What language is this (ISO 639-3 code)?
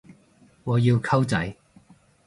yue